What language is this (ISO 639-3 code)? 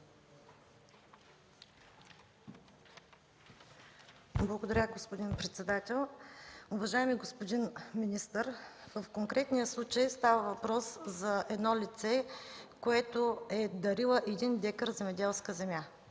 bul